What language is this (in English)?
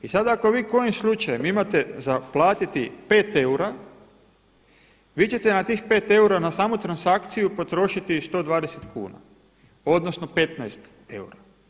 Croatian